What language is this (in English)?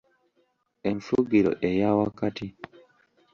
Ganda